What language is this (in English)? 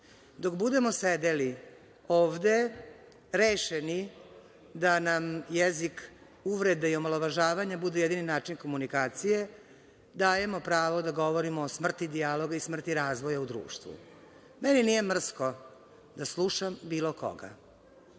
Serbian